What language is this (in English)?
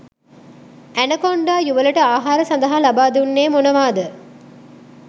Sinhala